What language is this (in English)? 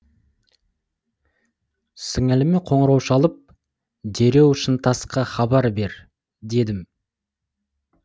Kazakh